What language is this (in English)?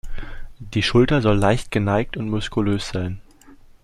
German